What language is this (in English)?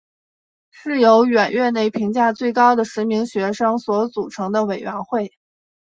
Chinese